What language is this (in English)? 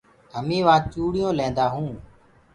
Gurgula